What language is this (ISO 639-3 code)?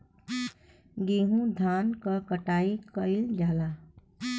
bho